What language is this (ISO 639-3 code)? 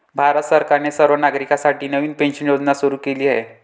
mar